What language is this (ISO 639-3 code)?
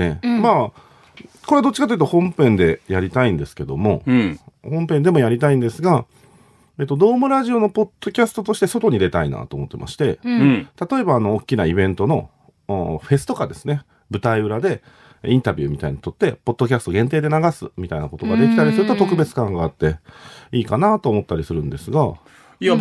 jpn